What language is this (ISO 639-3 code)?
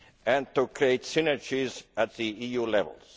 eng